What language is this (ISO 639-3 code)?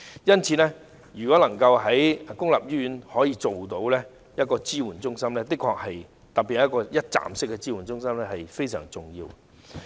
yue